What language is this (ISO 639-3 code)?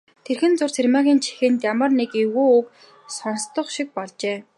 mon